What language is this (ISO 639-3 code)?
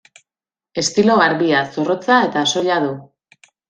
eus